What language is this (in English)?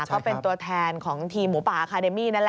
Thai